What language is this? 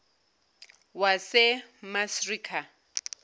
Zulu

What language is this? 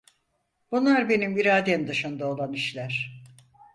Turkish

